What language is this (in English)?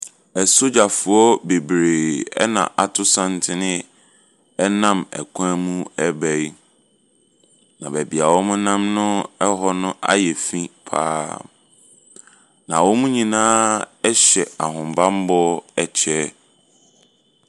Akan